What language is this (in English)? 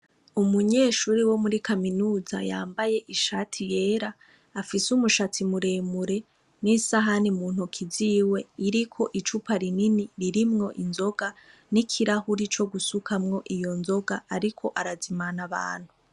Rundi